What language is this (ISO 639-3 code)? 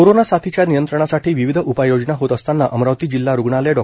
mar